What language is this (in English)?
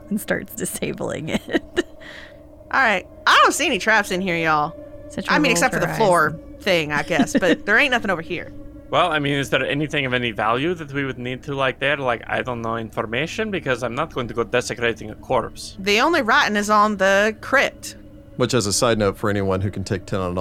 English